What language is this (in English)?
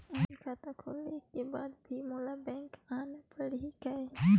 Chhattisgarhi